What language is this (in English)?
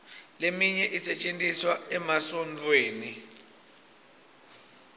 Swati